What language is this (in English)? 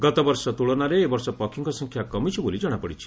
Odia